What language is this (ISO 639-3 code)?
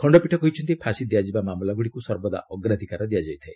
ori